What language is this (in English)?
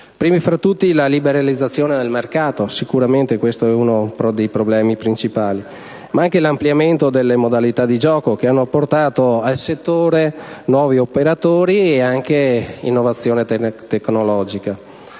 Italian